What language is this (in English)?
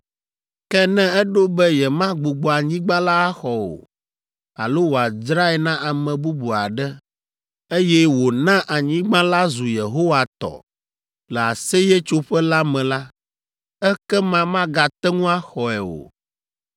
Ewe